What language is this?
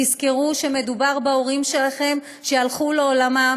Hebrew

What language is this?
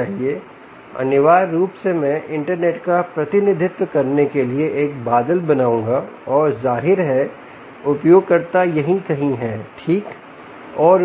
Hindi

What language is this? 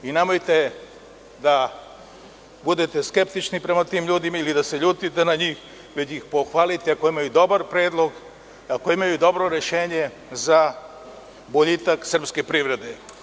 Serbian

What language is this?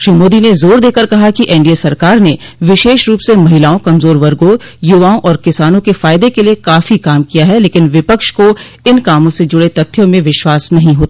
Hindi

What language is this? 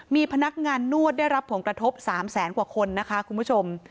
Thai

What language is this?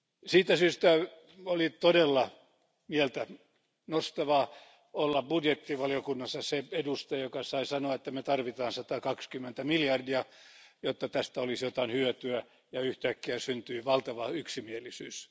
Finnish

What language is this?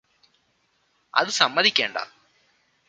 Malayalam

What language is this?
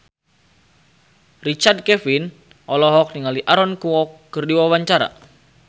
Sundanese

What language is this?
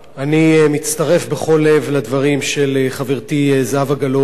Hebrew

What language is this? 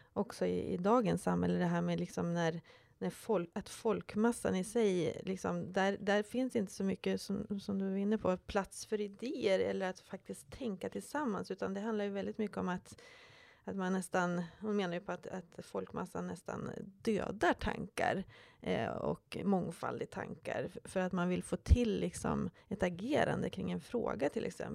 Swedish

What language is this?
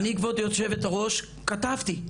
Hebrew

